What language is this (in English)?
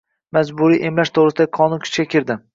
Uzbek